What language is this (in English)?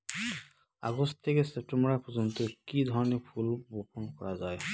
Bangla